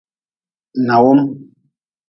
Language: Nawdm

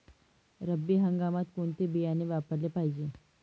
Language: Marathi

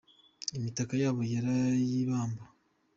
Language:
Kinyarwanda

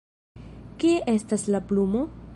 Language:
Esperanto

